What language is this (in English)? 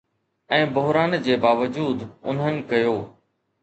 Sindhi